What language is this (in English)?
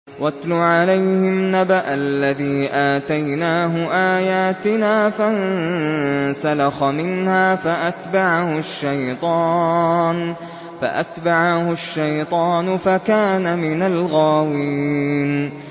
Arabic